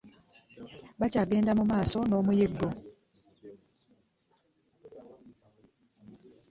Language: Ganda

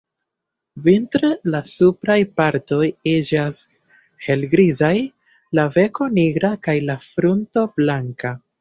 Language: Esperanto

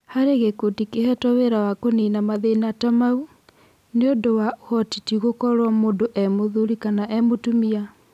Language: Kikuyu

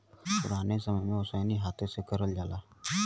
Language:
Bhojpuri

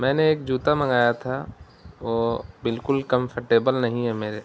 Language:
Urdu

